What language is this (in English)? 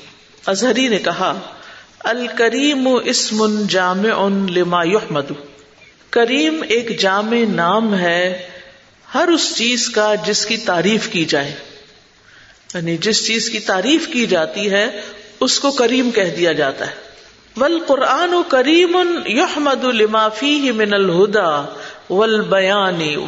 Urdu